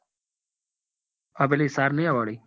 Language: Gujarati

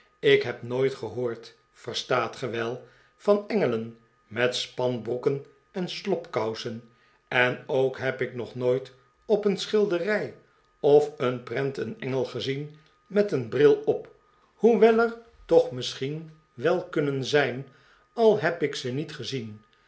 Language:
Dutch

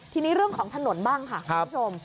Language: Thai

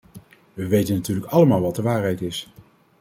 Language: Dutch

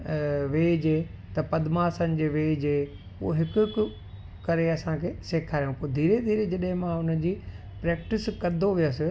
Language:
Sindhi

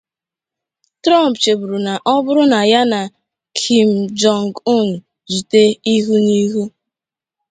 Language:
Igbo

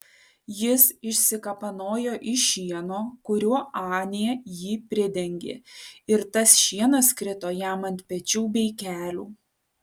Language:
Lithuanian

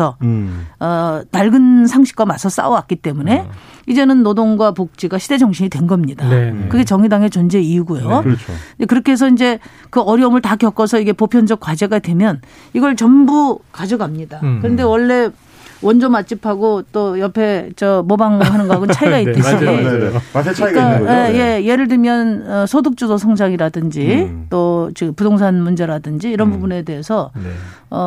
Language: Korean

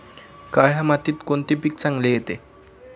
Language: Marathi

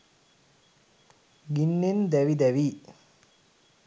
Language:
Sinhala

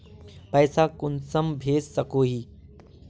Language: Magahi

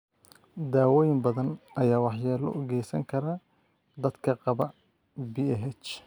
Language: Somali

